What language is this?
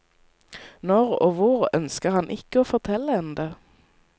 Norwegian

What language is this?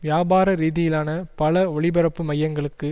Tamil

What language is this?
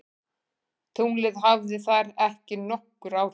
Icelandic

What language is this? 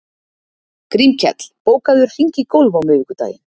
Icelandic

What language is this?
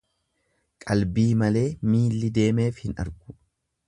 Oromo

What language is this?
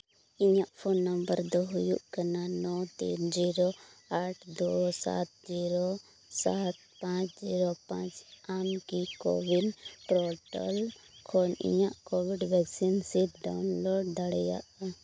Santali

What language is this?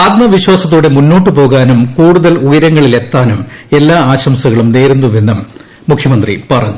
Malayalam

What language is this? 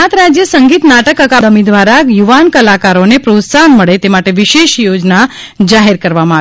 Gujarati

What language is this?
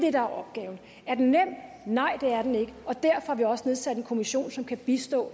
Danish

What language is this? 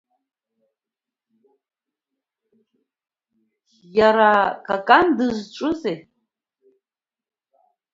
Abkhazian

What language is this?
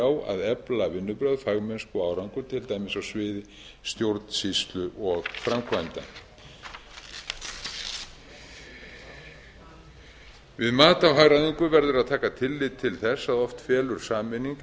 Icelandic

